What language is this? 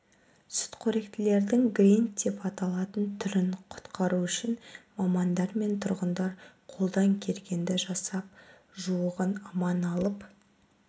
Kazakh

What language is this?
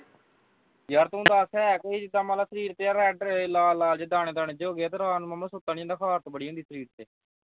Punjabi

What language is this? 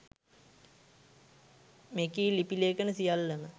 Sinhala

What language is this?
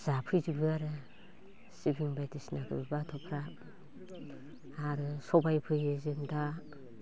Bodo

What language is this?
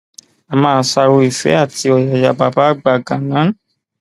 Yoruba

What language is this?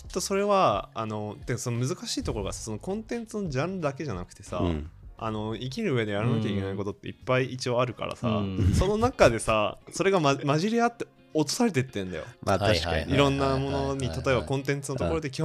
Japanese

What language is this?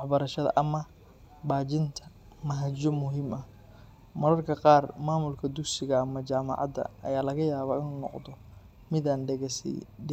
Somali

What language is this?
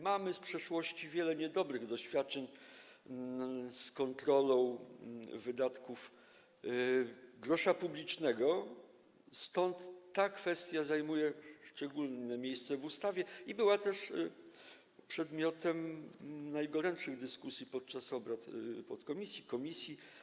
Polish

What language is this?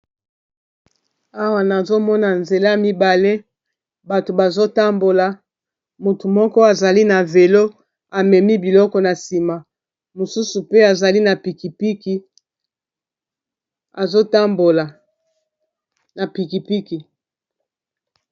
Lingala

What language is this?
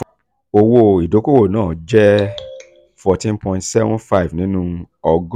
Yoruba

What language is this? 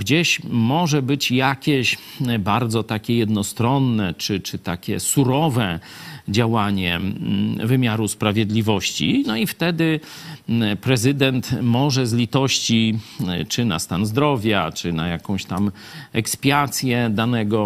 Polish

